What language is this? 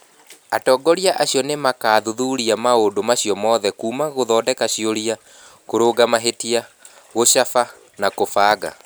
Kikuyu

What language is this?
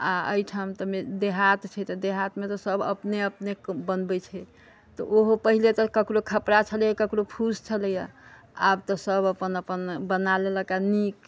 Maithili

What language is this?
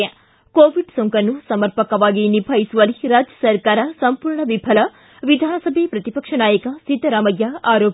Kannada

